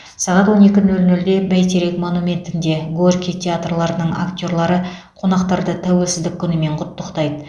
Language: Kazakh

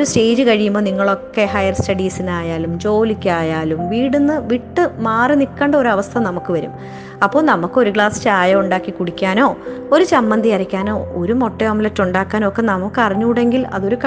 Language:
Malayalam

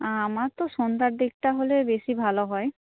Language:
Bangla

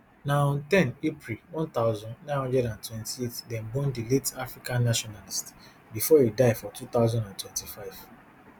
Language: Nigerian Pidgin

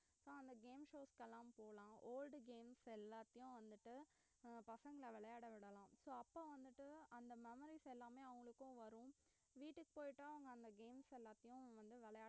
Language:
Tamil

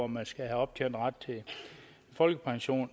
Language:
Danish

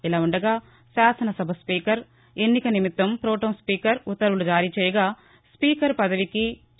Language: Telugu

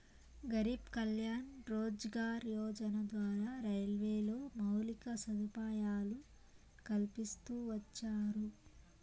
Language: Telugu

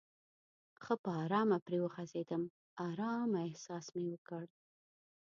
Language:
Pashto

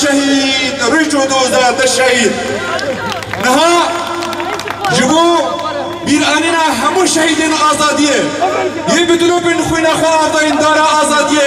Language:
Arabic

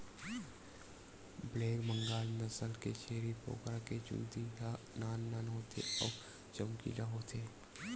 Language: Chhattisgarhi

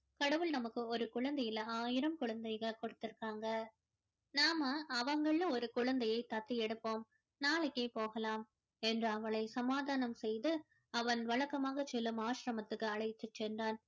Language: Tamil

